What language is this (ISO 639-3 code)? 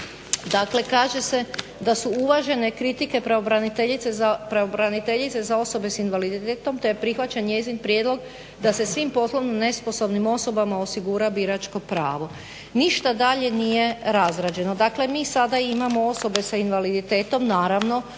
hrv